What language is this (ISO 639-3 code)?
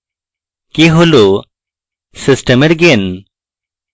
ben